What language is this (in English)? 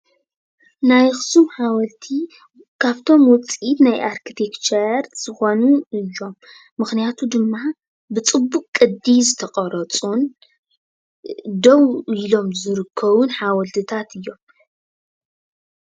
Tigrinya